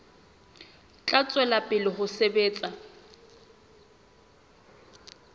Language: Southern Sotho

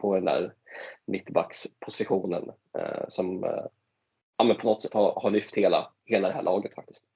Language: Swedish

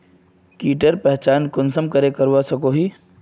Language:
Magahi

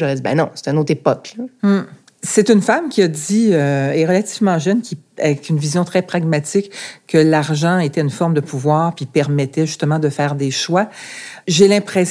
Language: French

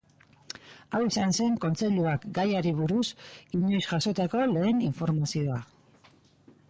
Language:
Basque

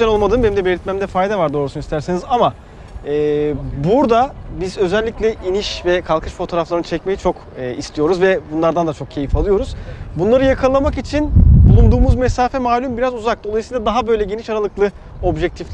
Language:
Turkish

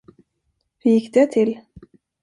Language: Swedish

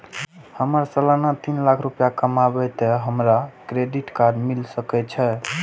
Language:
Maithili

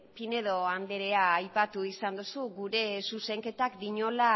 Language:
Basque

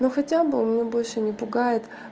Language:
Russian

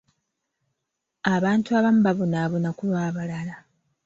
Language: Ganda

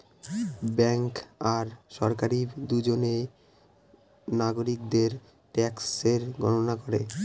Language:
Bangla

